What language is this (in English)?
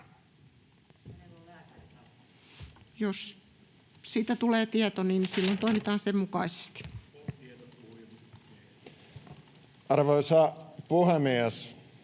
Finnish